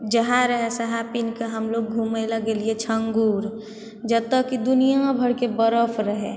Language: Maithili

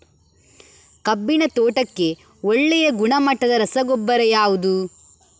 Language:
Kannada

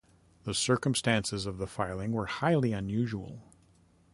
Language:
English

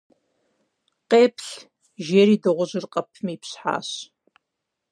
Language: Kabardian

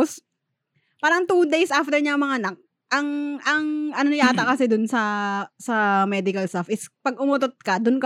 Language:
Filipino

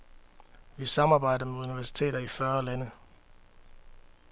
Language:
Danish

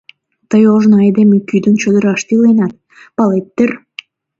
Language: Mari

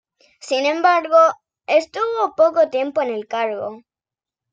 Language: Spanish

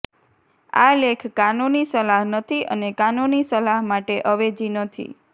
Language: Gujarati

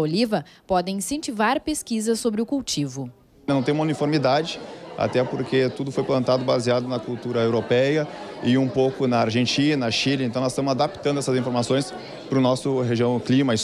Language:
Portuguese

